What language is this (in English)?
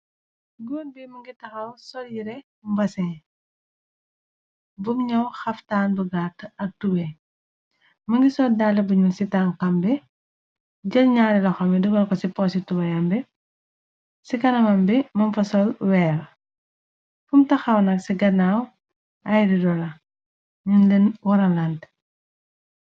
Wolof